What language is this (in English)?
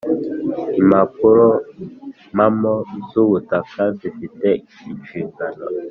Kinyarwanda